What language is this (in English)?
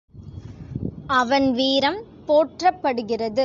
Tamil